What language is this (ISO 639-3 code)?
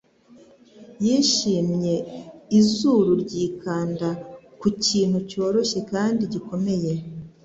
kin